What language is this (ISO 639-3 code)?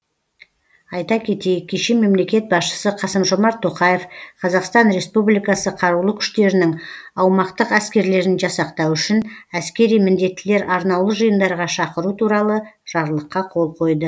kaz